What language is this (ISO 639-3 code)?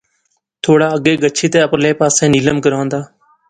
phr